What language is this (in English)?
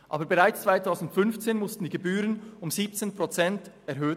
Swiss German